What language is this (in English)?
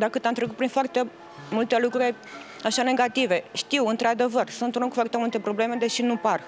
Romanian